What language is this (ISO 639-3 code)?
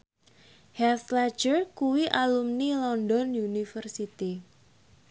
jav